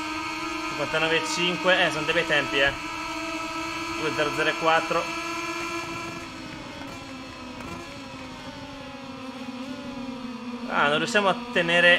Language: Italian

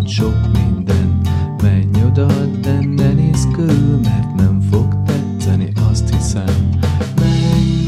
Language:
Hungarian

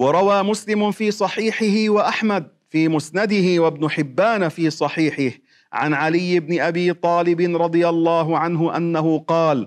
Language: Arabic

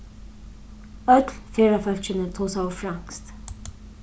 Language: Faroese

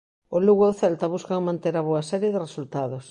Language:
Galician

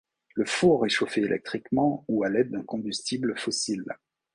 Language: French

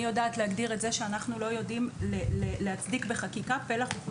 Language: Hebrew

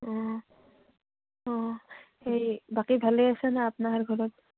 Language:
Assamese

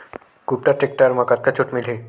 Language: Chhattisgarhi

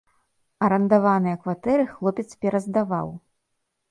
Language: Belarusian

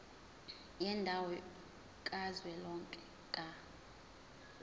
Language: Zulu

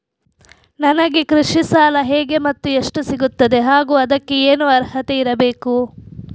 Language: Kannada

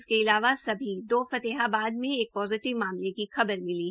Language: Hindi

